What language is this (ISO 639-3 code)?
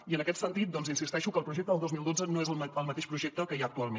cat